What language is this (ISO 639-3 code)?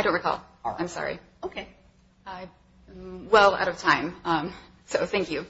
eng